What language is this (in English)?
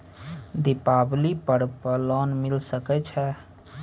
Maithili